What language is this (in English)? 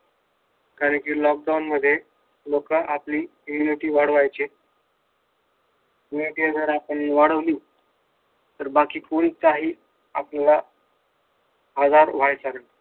Marathi